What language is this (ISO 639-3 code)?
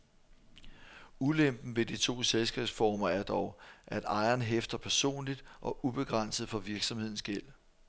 dan